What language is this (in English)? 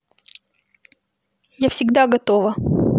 Russian